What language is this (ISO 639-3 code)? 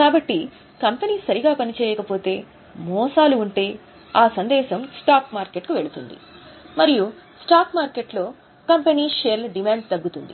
tel